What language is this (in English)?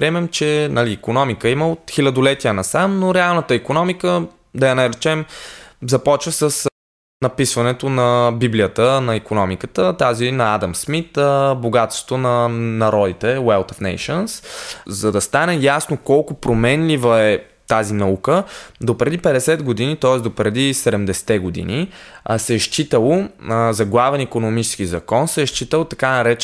Bulgarian